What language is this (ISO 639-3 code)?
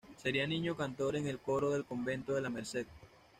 spa